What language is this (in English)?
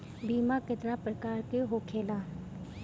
Bhojpuri